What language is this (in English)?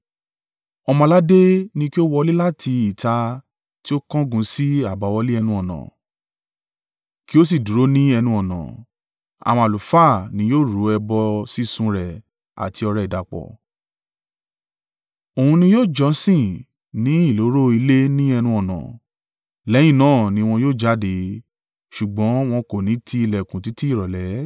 Yoruba